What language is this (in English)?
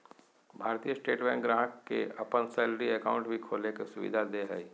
Magahi